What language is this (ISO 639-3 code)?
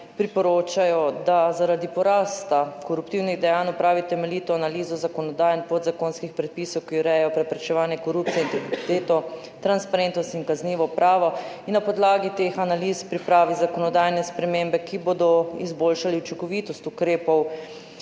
slv